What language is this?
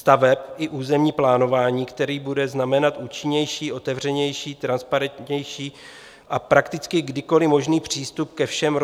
Czech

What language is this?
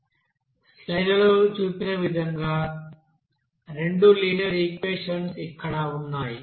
Telugu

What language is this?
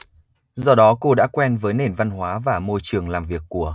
Vietnamese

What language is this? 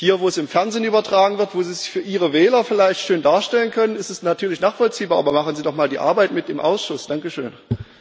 German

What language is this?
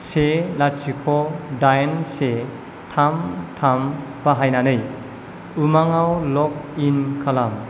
Bodo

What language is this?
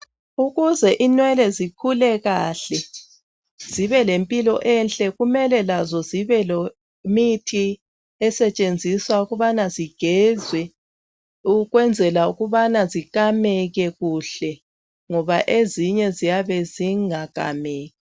North Ndebele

